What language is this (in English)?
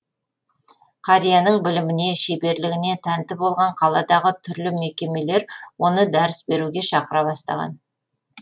Kazakh